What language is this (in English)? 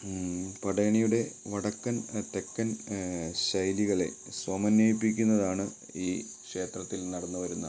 Malayalam